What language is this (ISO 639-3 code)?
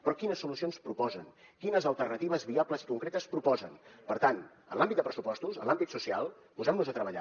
cat